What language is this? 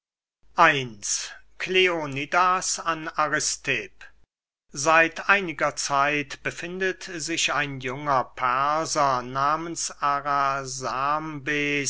German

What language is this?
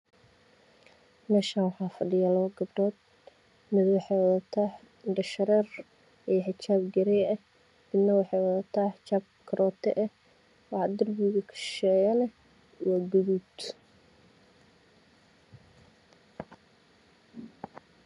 Somali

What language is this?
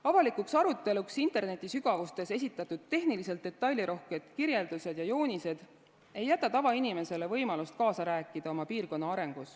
Estonian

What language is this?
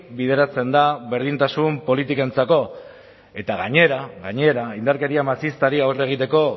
Basque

